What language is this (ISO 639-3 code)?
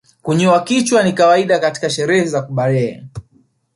swa